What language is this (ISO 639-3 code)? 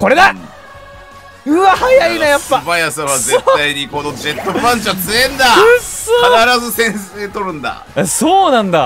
jpn